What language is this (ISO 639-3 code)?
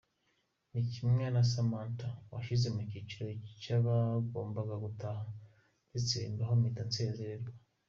kin